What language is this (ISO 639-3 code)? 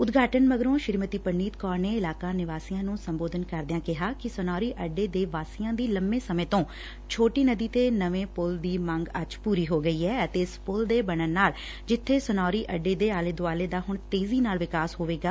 pan